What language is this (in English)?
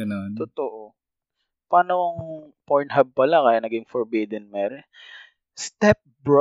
Filipino